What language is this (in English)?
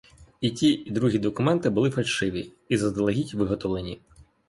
Ukrainian